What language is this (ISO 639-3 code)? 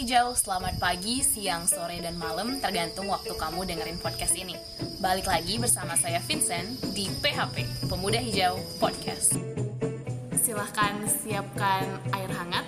ind